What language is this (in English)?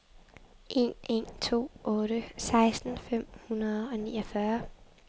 Danish